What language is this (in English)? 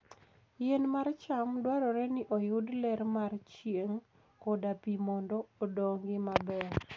Luo (Kenya and Tanzania)